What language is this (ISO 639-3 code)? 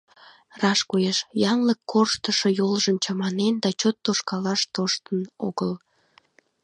chm